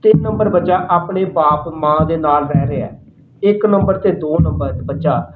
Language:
Punjabi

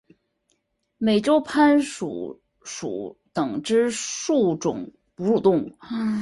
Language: Chinese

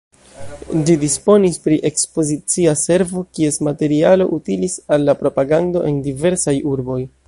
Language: Esperanto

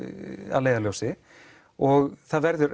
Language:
Icelandic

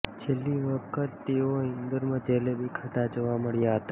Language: Gujarati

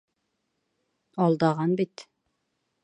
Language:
Bashkir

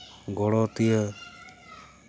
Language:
Santali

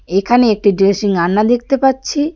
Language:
Bangla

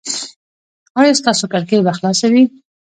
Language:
Pashto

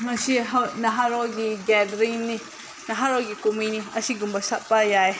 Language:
Manipuri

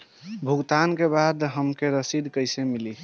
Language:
Bhojpuri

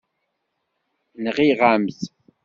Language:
Kabyle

